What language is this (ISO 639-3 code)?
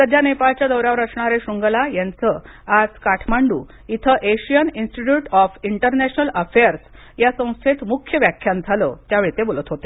mar